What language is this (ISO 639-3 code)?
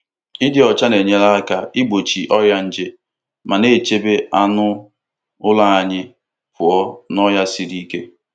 ibo